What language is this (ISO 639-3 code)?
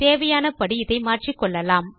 tam